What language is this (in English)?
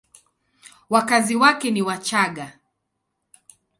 Swahili